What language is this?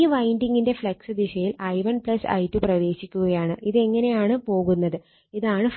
Malayalam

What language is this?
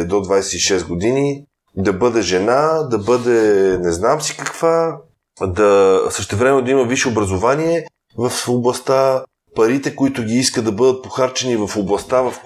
Bulgarian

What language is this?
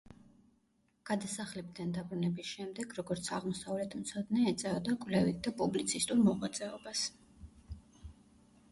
Georgian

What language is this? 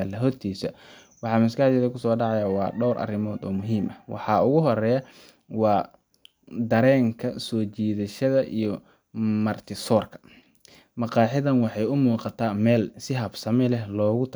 Somali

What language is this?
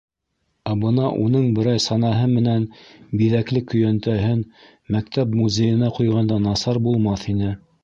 Bashkir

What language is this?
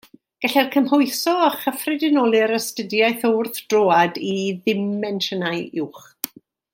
Welsh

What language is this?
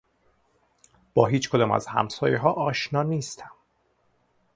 Persian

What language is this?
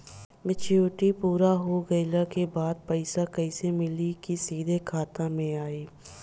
Bhojpuri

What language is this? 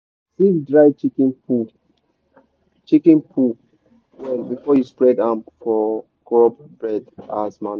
Nigerian Pidgin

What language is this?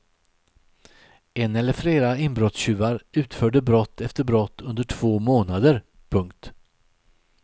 Swedish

